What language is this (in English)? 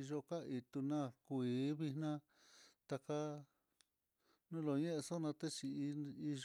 Mitlatongo Mixtec